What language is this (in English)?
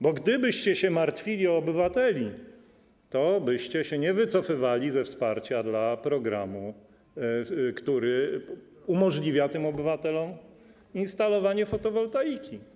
Polish